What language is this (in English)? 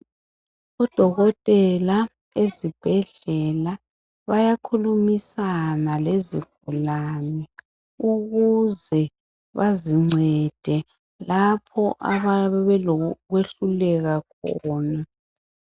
North Ndebele